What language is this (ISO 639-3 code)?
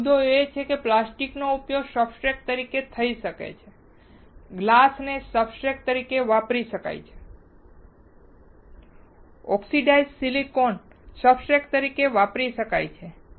guj